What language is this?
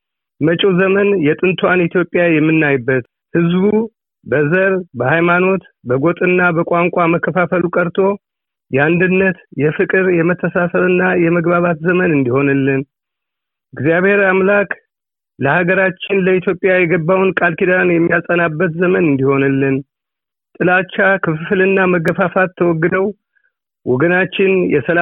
Amharic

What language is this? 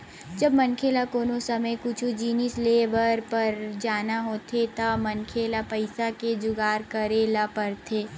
Chhattisgarhi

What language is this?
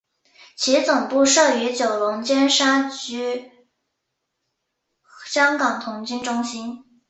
Chinese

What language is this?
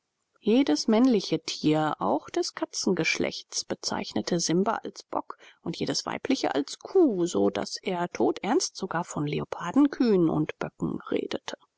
German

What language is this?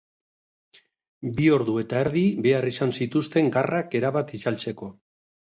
Basque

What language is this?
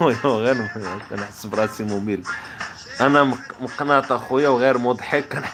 Arabic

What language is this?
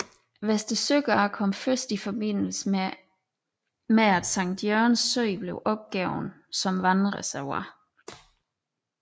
Danish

